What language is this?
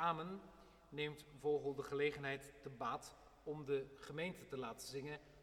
Dutch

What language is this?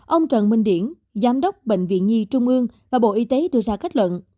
Vietnamese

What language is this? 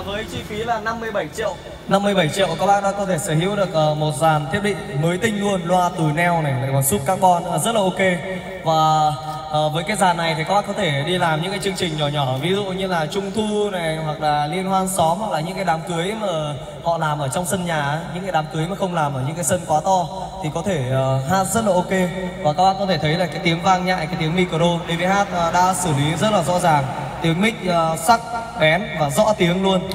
Vietnamese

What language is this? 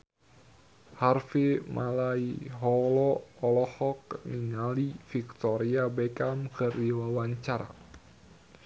Sundanese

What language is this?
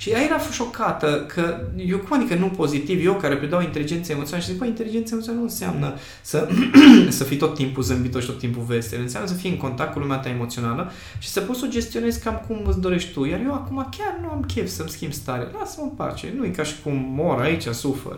Romanian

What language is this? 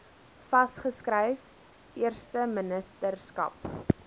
Afrikaans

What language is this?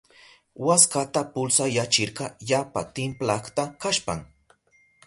Southern Pastaza Quechua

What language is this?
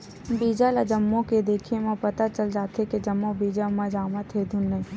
Chhattisgarhi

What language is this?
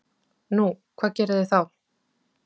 Icelandic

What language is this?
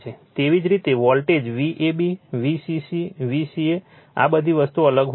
Gujarati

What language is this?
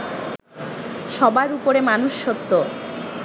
Bangla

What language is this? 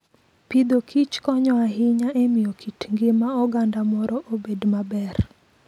Luo (Kenya and Tanzania)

